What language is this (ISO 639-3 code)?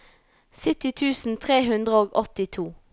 nor